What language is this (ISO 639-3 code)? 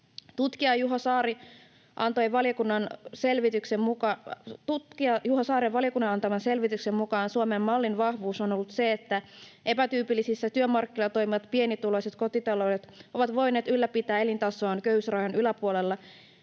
fin